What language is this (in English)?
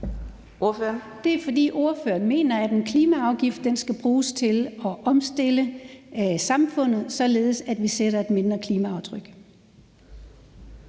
Danish